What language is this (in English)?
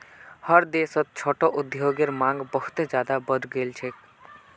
Magahi